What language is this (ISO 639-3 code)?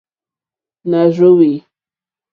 bri